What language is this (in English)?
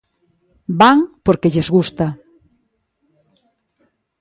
Galician